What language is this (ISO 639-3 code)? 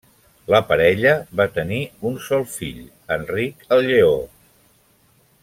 cat